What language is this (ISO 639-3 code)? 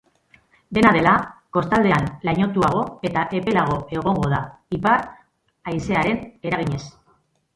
eus